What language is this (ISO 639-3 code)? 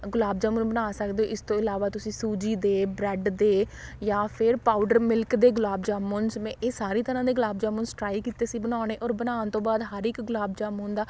pan